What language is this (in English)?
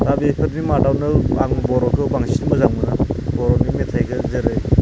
Bodo